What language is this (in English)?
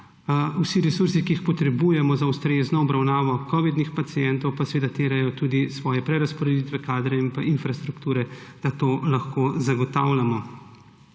Slovenian